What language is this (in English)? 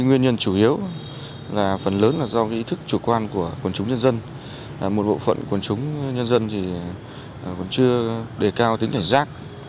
Vietnamese